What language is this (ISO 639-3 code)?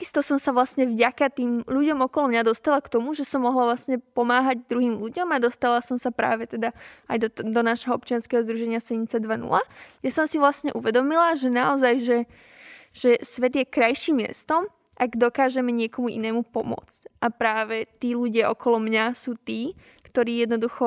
slk